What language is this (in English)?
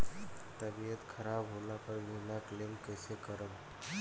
Bhojpuri